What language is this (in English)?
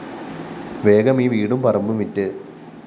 Malayalam